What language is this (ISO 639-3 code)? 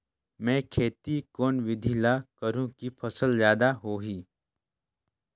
hne